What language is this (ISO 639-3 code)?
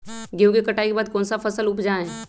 mag